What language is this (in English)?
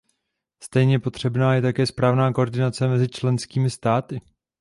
Czech